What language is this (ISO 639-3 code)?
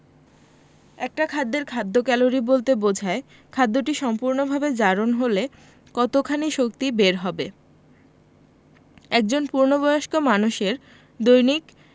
ben